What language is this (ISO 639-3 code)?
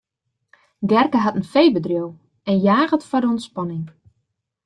fry